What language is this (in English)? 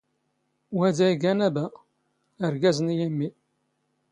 Standard Moroccan Tamazight